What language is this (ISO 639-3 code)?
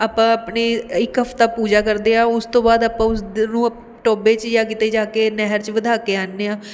pan